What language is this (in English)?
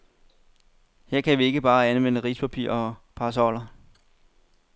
Danish